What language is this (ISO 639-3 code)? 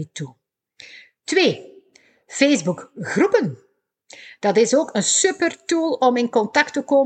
nld